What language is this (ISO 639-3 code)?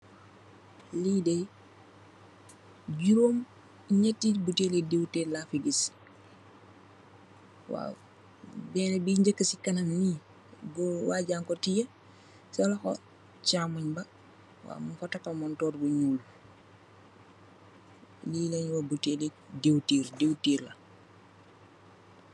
wol